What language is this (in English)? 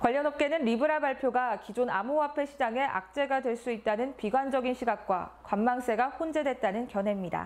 Korean